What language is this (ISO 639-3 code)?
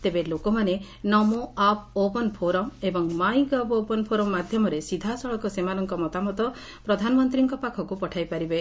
ori